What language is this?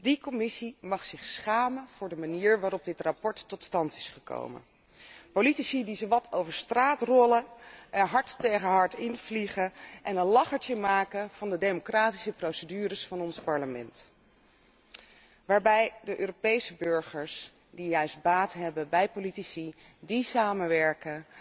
Dutch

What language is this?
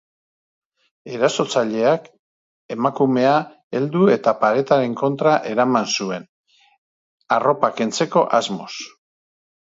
Basque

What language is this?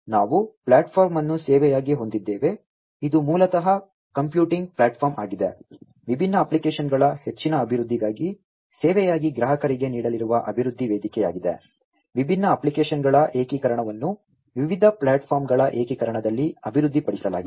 Kannada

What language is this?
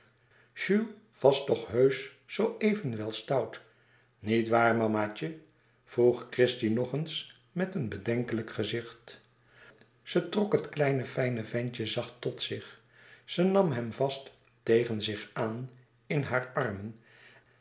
Dutch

